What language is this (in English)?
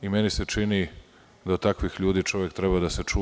Serbian